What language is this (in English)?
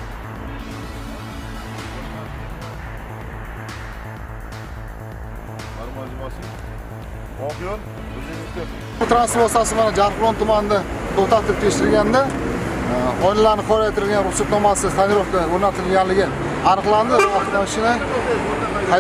Turkish